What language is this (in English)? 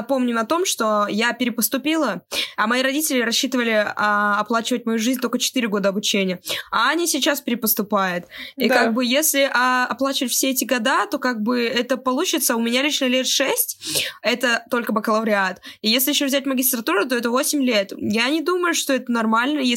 Russian